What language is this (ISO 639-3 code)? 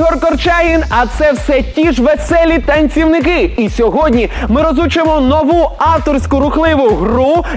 ukr